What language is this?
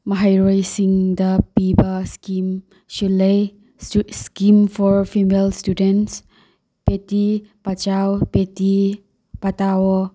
Manipuri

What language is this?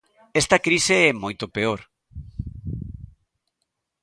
Galician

